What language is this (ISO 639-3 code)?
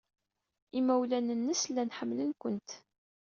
kab